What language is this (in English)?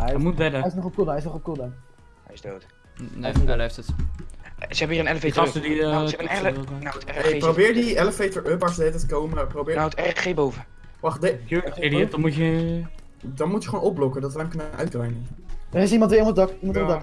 Dutch